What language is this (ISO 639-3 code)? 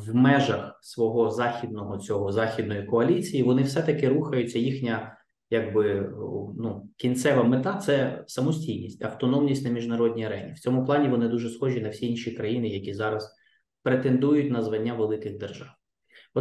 ukr